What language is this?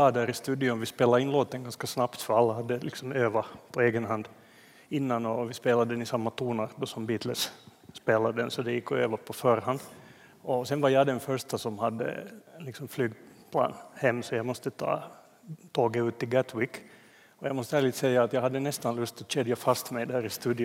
Swedish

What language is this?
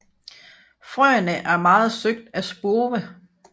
Danish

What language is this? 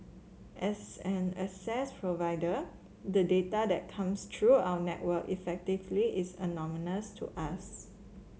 English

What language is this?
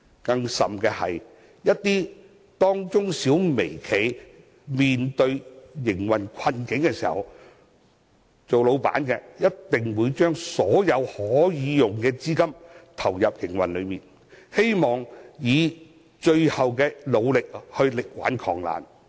Cantonese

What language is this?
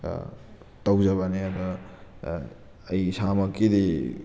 Manipuri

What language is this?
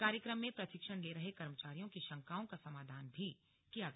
Hindi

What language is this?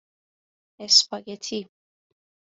Persian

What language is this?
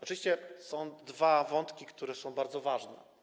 Polish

